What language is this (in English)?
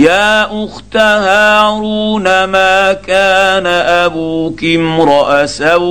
Arabic